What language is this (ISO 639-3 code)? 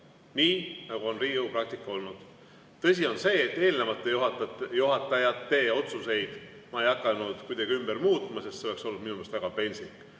est